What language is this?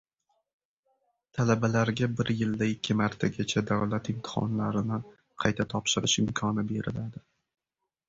Uzbek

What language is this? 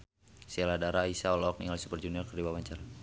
Sundanese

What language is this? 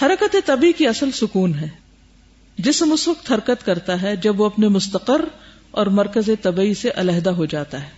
Urdu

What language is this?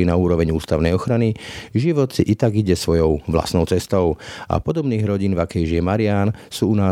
Slovak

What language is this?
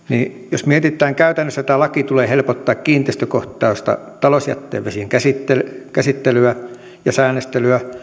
Finnish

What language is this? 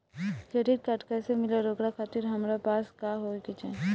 Bhojpuri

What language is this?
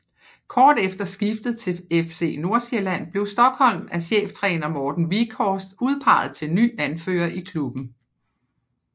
Danish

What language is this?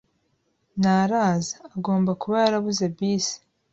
Kinyarwanda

